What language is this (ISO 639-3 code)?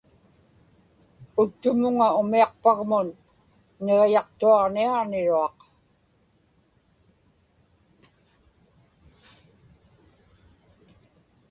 ipk